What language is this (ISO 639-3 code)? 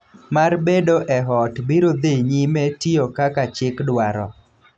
luo